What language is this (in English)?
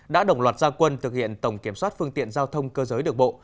Vietnamese